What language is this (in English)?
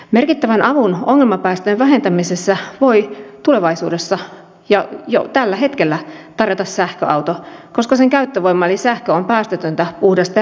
Finnish